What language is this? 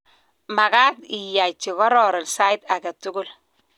Kalenjin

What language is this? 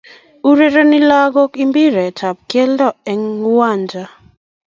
Kalenjin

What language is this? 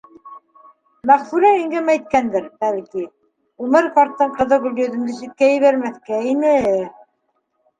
Bashkir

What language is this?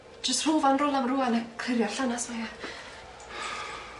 Welsh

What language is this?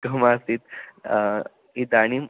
Sanskrit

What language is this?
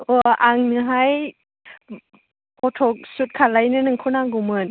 Bodo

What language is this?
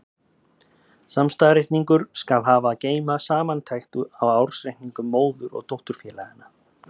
Icelandic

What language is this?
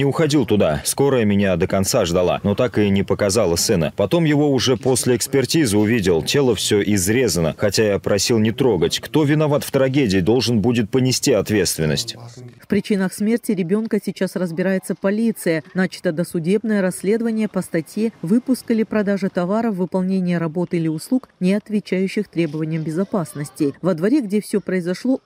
Russian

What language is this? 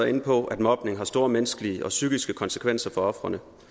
Danish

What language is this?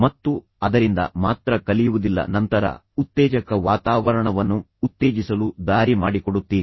Kannada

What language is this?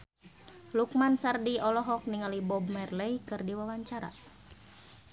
Sundanese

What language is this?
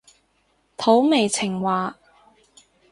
Cantonese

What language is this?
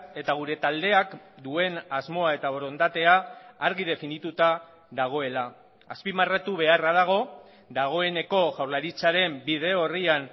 Basque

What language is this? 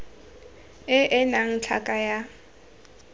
Tswana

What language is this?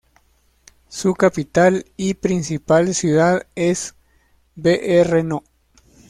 Spanish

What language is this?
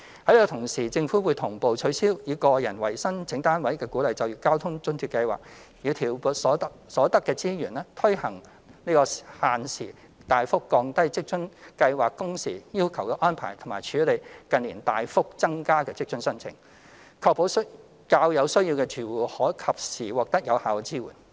Cantonese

